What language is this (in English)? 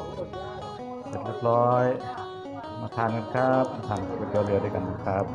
Thai